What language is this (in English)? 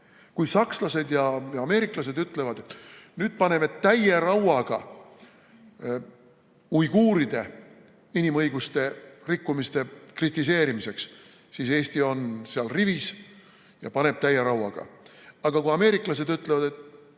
Estonian